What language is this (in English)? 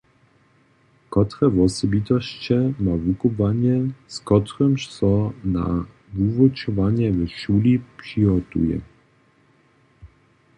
Upper Sorbian